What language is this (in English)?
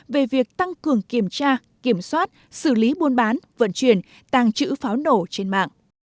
Vietnamese